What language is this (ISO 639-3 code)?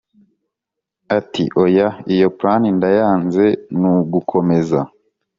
kin